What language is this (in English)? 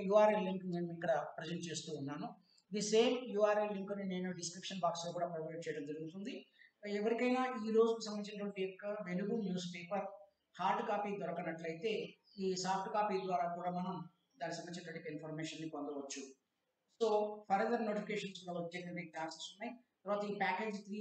Telugu